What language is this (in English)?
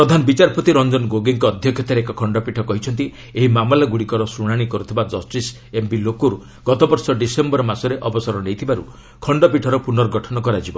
Odia